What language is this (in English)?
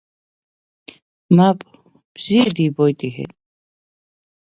Abkhazian